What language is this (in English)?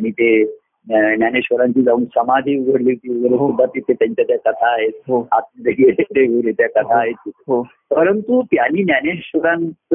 Marathi